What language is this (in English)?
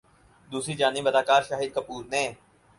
Urdu